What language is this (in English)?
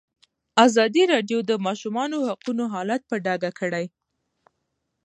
Pashto